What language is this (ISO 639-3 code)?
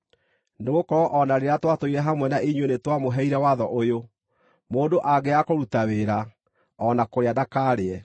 kik